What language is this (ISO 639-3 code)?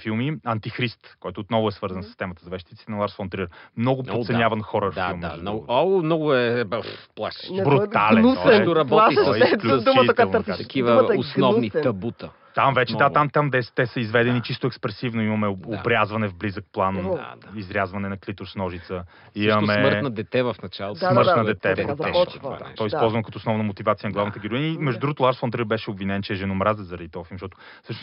bul